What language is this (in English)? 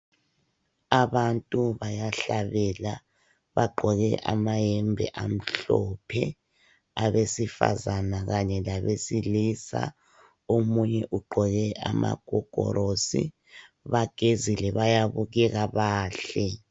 North Ndebele